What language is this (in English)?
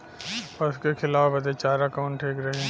Bhojpuri